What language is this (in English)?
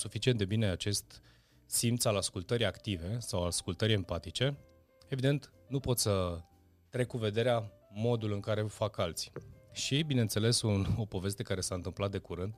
Romanian